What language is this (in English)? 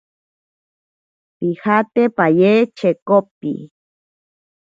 Ashéninka Perené